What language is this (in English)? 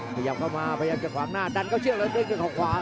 Thai